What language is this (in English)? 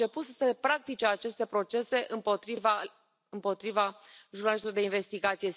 Romanian